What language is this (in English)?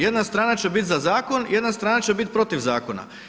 Croatian